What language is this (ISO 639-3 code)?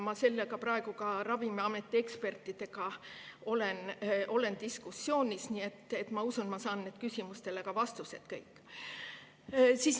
est